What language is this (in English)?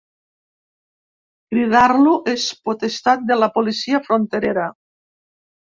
Catalan